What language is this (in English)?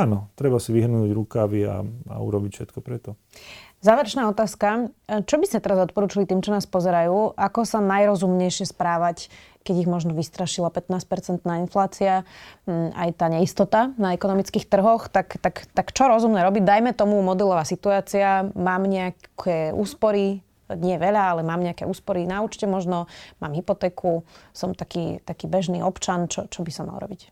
Slovak